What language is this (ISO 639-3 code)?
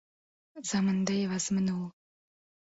uzb